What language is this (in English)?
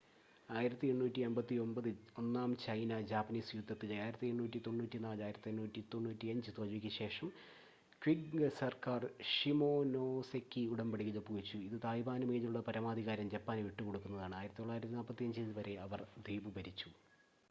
Malayalam